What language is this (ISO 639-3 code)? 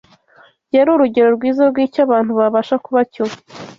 kin